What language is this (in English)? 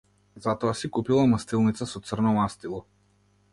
Macedonian